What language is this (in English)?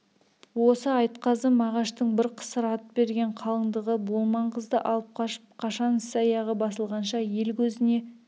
Kazakh